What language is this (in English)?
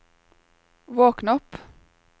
Norwegian